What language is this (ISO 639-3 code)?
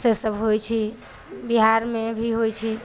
mai